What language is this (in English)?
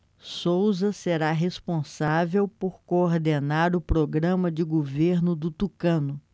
Portuguese